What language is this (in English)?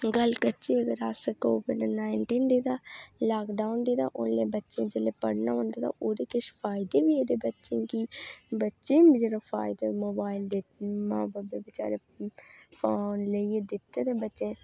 Dogri